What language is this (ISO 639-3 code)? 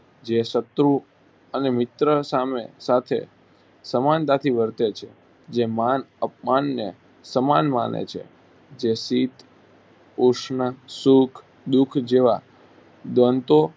guj